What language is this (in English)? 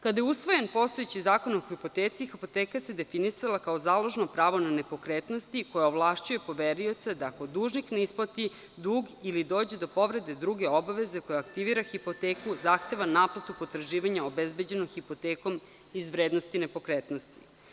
Serbian